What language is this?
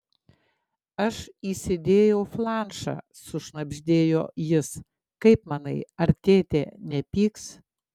Lithuanian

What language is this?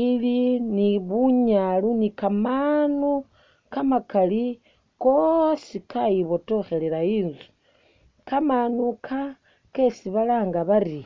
Masaaba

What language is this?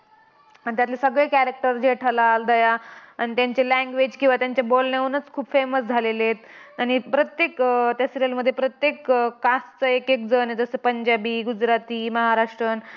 Marathi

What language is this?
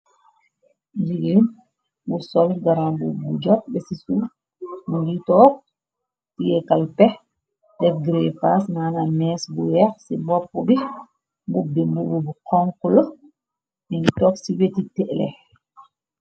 Wolof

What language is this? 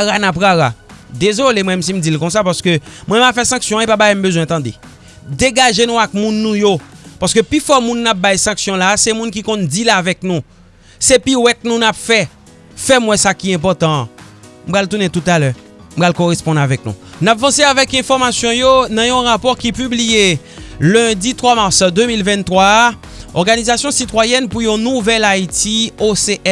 French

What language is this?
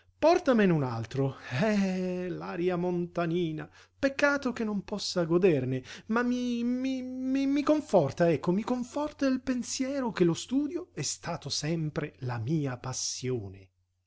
Italian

